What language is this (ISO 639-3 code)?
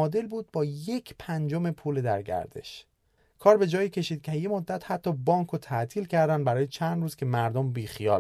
fas